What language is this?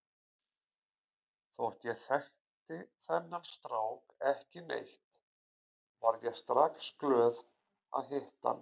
Icelandic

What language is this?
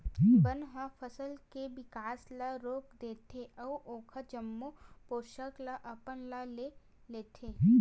Chhattisgarhi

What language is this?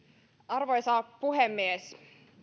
Finnish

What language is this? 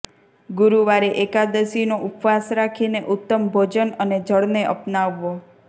Gujarati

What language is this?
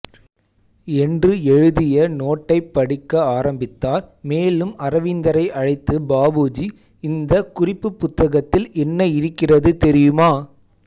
Tamil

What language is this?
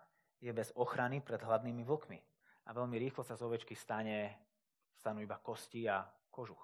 Slovak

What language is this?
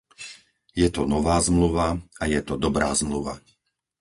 Slovak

